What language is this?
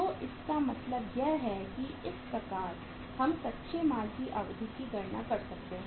Hindi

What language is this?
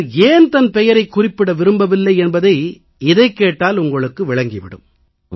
Tamil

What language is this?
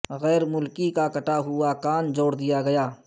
Urdu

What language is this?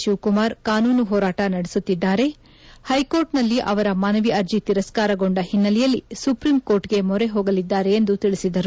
Kannada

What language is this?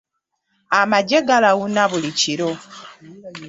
Ganda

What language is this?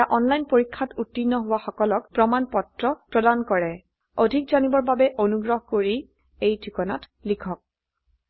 Assamese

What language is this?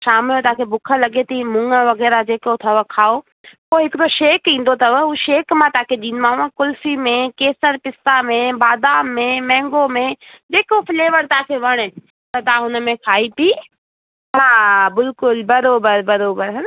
Sindhi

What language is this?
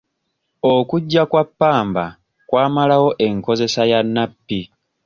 Ganda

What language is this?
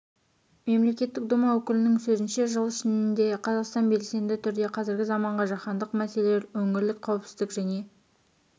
Kazakh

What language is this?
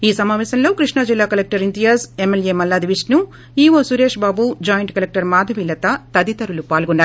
Telugu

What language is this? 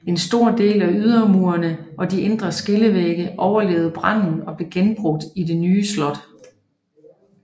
Danish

